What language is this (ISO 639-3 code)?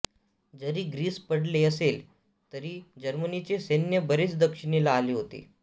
mar